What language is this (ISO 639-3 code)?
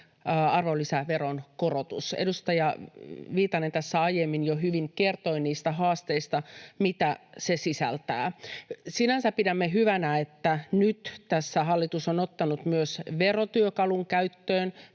fin